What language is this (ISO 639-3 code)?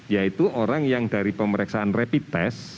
ind